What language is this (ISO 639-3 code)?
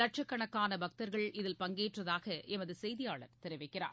tam